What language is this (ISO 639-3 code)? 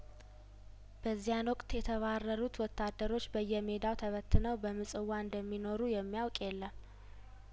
amh